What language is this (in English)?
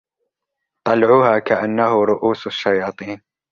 Arabic